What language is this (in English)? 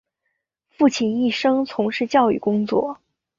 Chinese